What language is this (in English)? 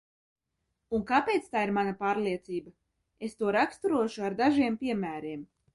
Latvian